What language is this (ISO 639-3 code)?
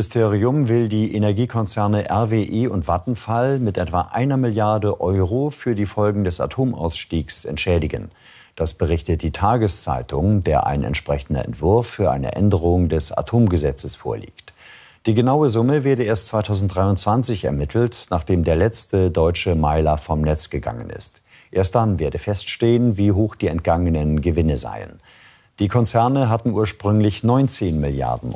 deu